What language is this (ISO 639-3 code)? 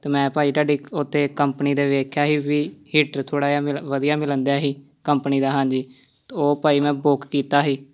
pan